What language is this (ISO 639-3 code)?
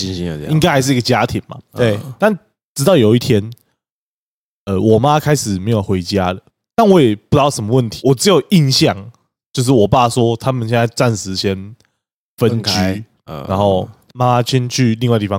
zho